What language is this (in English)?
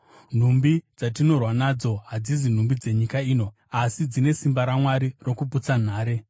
Shona